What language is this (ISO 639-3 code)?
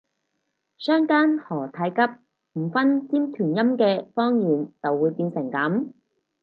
yue